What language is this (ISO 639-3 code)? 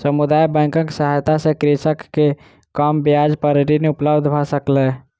mai